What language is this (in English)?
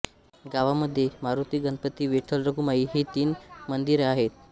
Marathi